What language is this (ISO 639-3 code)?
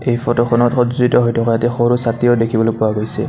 asm